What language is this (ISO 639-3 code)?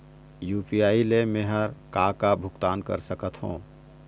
hne